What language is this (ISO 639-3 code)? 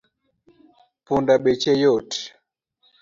luo